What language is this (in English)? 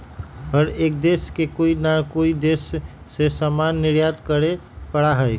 Magahi